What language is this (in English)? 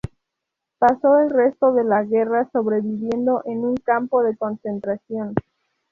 Spanish